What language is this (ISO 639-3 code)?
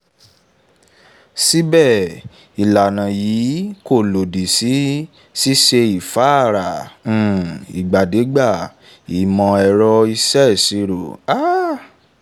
yor